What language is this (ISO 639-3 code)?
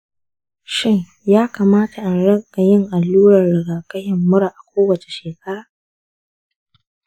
hau